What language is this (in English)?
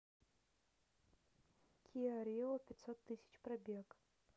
Russian